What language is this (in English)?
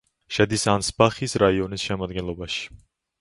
Georgian